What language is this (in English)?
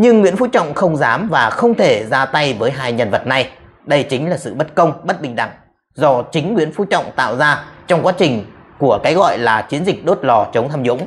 Vietnamese